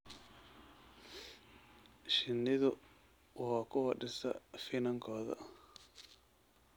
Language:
Somali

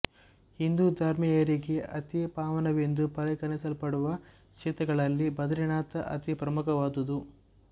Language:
Kannada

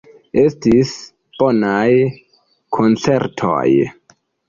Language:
Esperanto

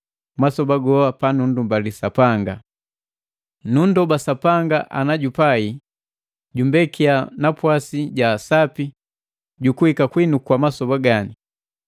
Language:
Matengo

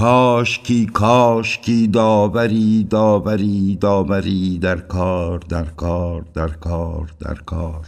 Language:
Persian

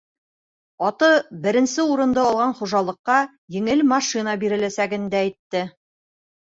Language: Bashkir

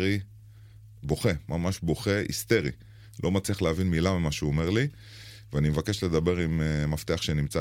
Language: Hebrew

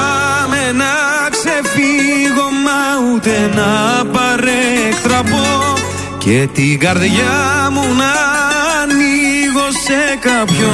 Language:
Greek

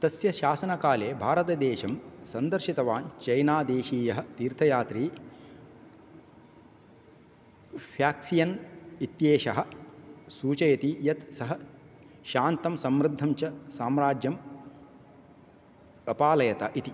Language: Sanskrit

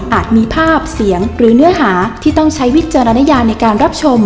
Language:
Thai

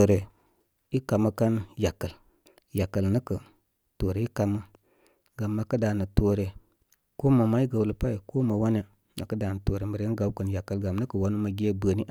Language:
Koma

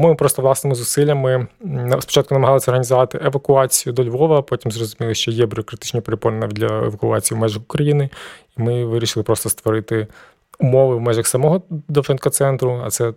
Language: Ukrainian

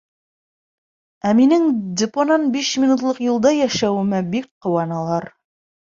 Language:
Bashkir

